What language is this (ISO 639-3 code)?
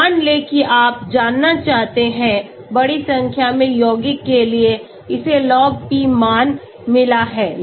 hin